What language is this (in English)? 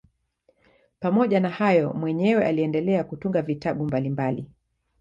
Swahili